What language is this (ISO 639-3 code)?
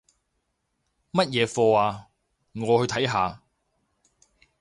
yue